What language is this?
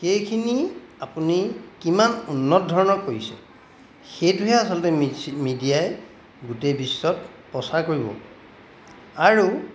Assamese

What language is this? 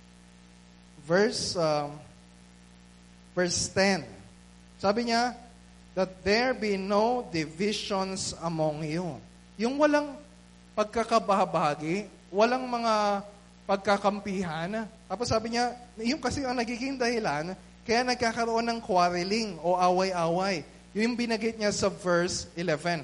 Filipino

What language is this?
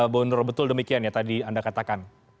Indonesian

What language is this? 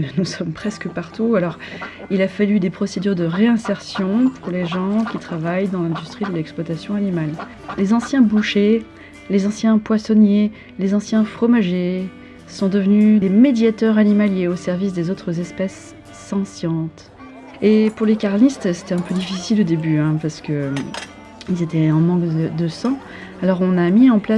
French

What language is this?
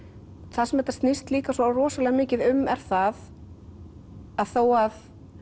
Icelandic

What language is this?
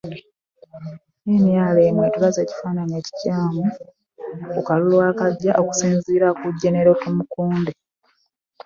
Ganda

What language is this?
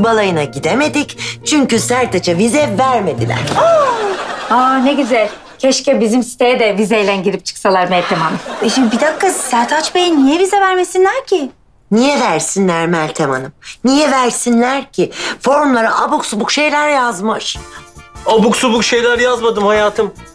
Turkish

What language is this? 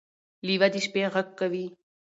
Pashto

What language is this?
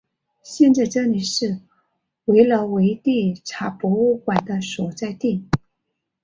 Chinese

